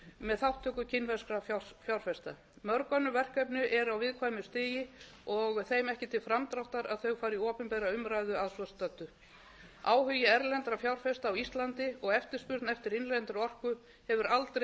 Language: Icelandic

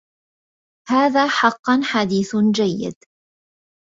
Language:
Arabic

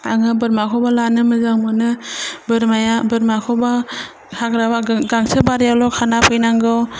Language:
Bodo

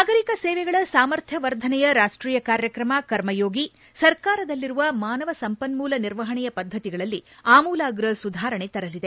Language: Kannada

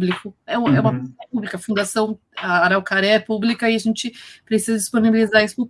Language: Portuguese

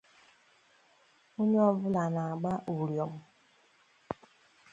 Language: Igbo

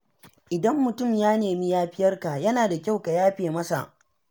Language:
Hausa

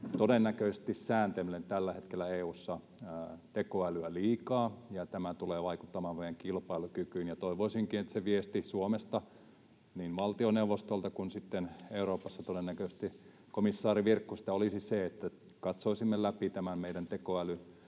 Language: Finnish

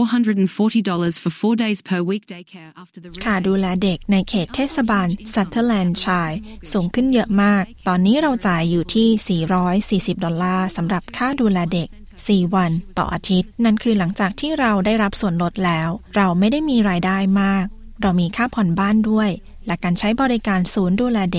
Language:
Thai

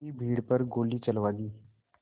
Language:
Hindi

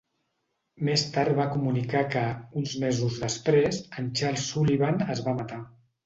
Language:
Catalan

